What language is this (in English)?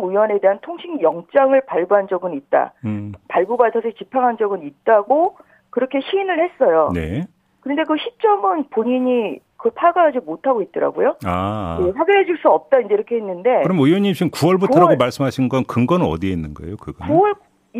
Korean